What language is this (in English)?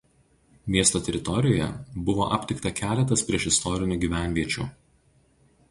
Lithuanian